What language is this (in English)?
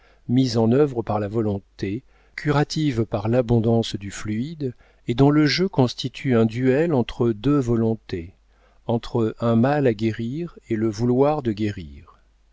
French